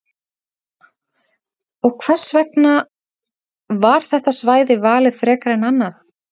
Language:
Icelandic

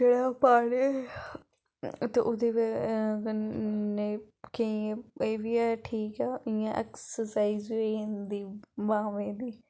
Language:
Dogri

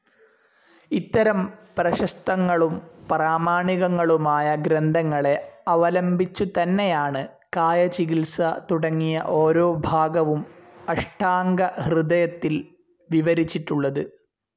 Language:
Malayalam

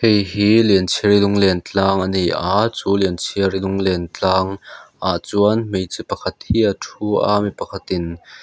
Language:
Mizo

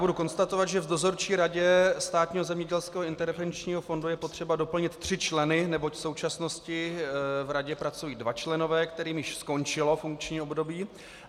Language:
Czech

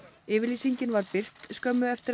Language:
Icelandic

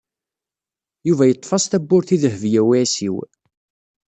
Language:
Kabyle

